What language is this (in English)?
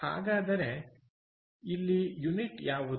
Kannada